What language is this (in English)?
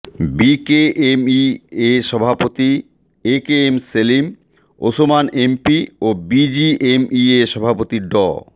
Bangla